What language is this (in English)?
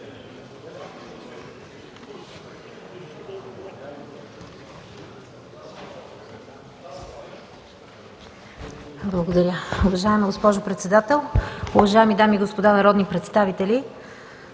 Bulgarian